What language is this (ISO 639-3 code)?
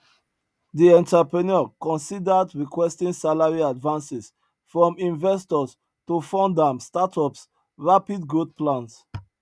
pcm